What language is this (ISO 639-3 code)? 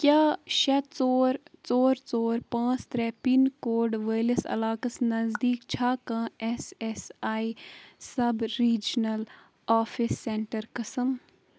kas